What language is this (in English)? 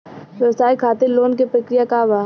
Bhojpuri